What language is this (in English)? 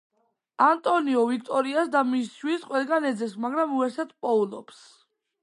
Georgian